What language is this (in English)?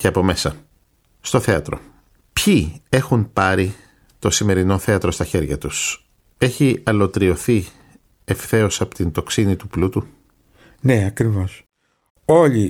Greek